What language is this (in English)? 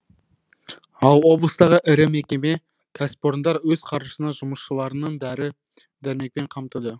Kazakh